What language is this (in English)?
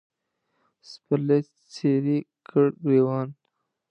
Pashto